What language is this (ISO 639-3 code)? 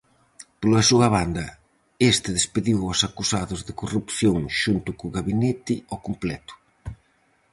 glg